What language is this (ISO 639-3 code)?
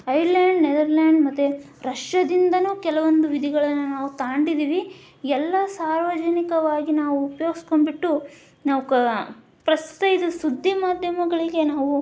kan